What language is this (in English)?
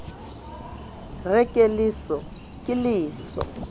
Southern Sotho